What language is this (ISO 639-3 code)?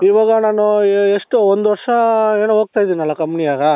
kan